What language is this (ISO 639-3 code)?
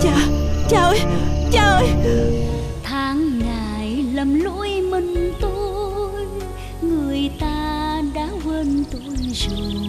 vie